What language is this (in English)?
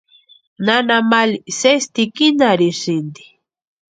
Western Highland Purepecha